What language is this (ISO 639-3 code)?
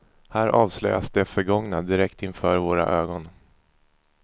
swe